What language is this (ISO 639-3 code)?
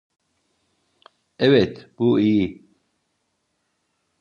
tur